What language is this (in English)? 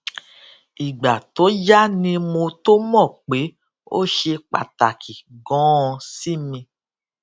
Yoruba